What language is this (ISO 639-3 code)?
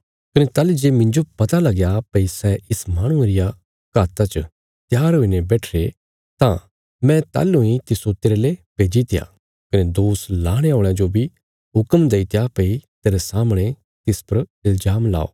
kfs